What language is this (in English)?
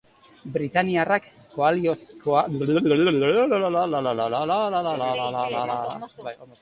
Basque